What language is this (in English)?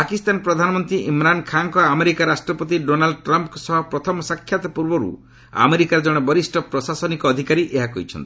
Odia